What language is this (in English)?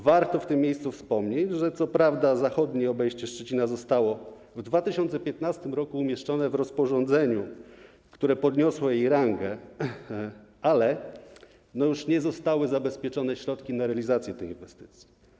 Polish